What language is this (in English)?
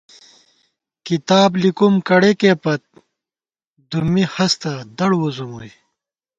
Gawar-Bati